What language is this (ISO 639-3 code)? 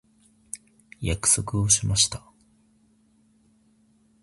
jpn